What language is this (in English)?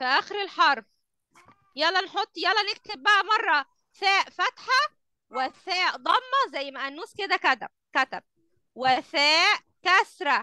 Arabic